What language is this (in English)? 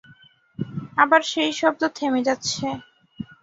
Bangla